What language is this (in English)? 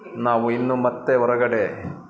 Kannada